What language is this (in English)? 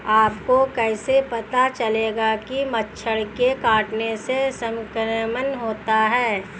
Hindi